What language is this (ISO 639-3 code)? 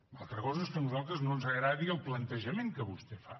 cat